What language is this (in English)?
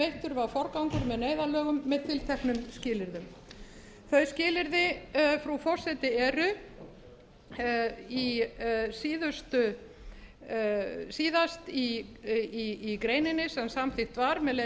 Icelandic